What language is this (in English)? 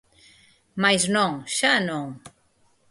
Galician